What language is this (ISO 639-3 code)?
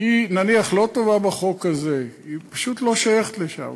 heb